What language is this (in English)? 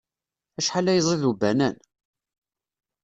Kabyle